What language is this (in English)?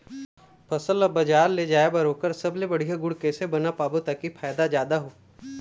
Chhattisgarhi